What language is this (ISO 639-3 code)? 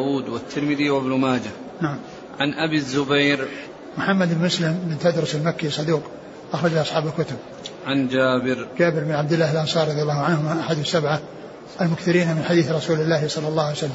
ara